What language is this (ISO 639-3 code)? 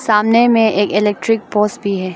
hin